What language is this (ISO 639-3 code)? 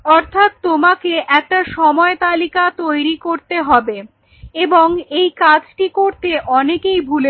ben